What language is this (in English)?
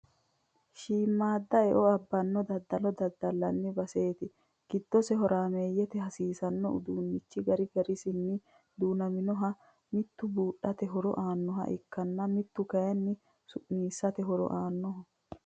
Sidamo